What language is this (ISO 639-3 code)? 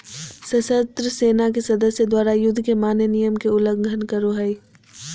mag